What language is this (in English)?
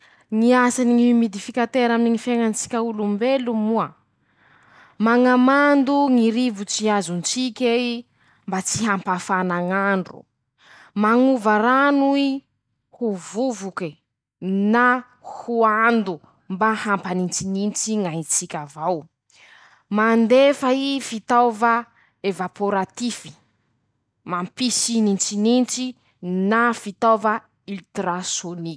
Masikoro Malagasy